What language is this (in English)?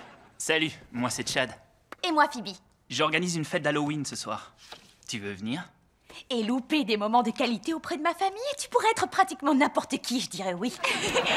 French